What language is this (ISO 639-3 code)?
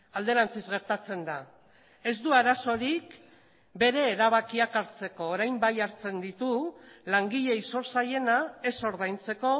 eus